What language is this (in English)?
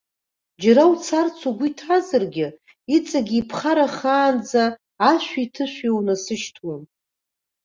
Abkhazian